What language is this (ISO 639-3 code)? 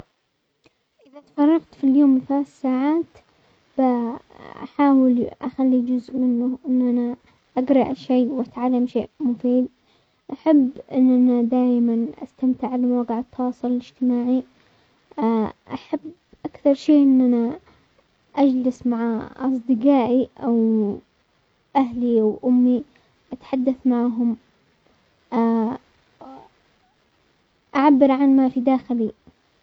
acx